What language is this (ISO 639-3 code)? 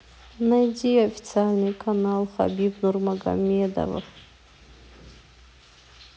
rus